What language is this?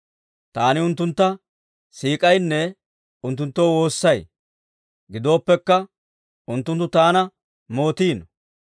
Dawro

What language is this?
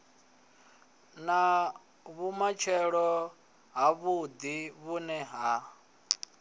Venda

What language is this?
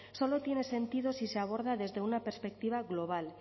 Spanish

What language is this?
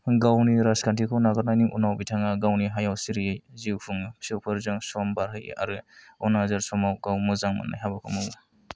Bodo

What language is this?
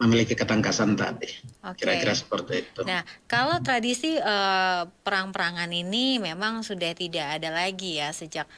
Indonesian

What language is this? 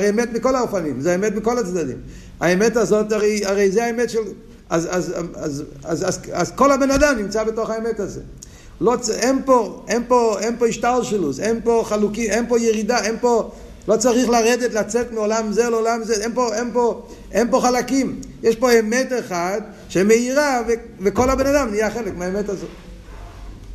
Hebrew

